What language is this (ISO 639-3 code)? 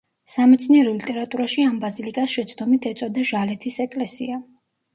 kat